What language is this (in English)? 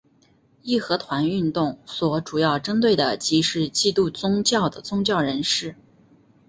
Chinese